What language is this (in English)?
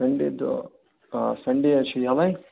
Kashmiri